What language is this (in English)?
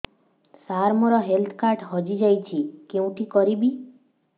Odia